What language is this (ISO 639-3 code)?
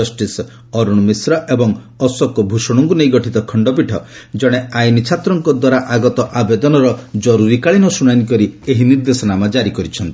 ori